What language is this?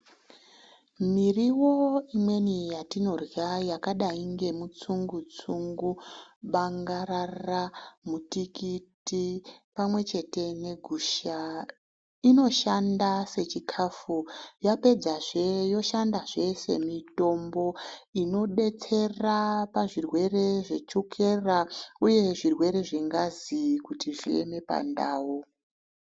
Ndau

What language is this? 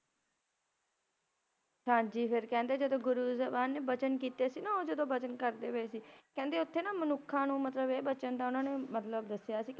Punjabi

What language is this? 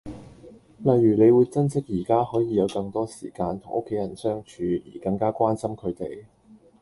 Cantonese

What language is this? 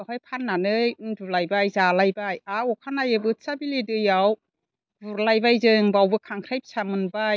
Bodo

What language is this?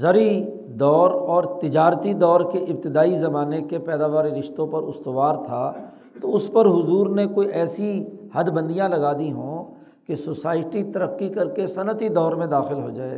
Urdu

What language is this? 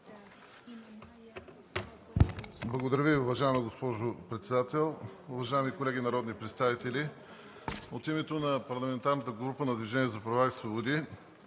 Bulgarian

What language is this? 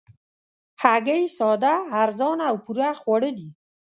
Pashto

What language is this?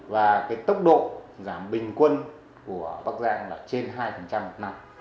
Vietnamese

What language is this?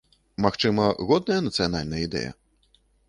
Belarusian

